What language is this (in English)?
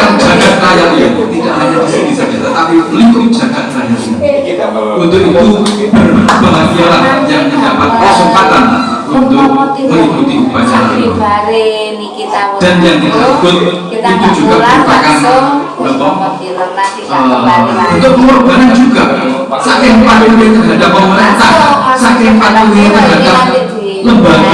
Indonesian